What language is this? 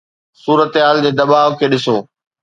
Sindhi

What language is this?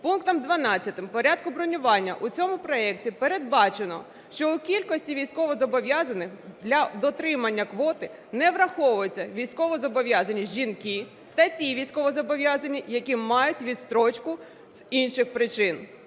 Ukrainian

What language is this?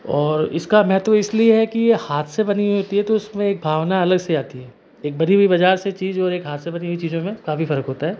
Hindi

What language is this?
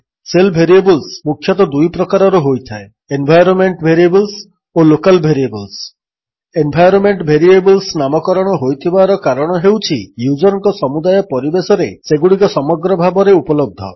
Odia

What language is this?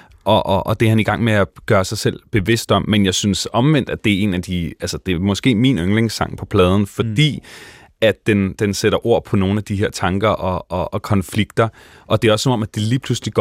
Danish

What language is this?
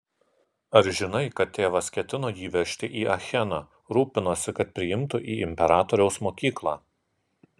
Lithuanian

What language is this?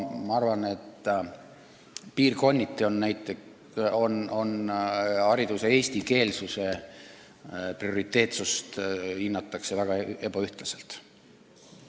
Estonian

